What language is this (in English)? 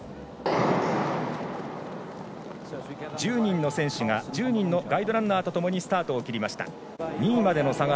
Japanese